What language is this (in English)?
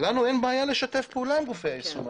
Hebrew